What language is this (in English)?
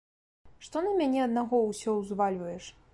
Belarusian